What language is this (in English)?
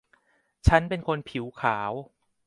Thai